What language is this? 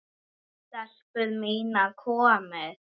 Icelandic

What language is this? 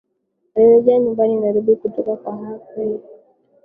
Swahili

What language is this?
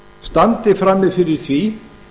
Icelandic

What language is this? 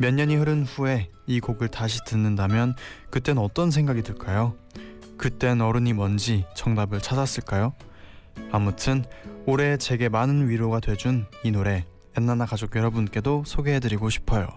Korean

